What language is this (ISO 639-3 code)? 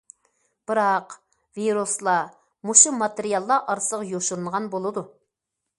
uig